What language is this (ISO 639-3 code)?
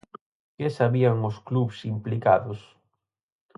glg